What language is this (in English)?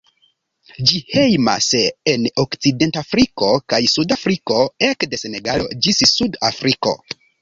Esperanto